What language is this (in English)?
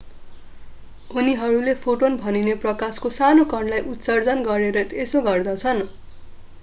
Nepali